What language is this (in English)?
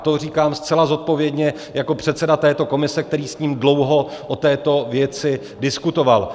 Czech